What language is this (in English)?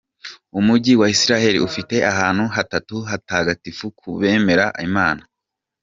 Kinyarwanda